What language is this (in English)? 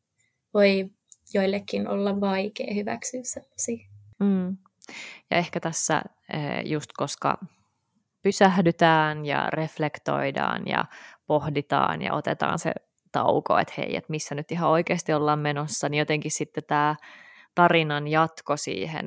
Finnish